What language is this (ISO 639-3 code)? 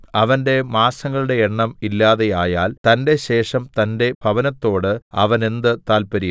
mal